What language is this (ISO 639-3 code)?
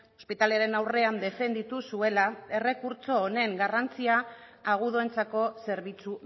eus